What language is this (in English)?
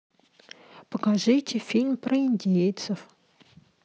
Russian